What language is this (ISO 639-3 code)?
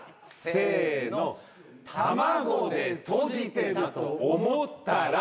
jpn